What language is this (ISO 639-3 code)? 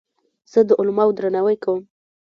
pus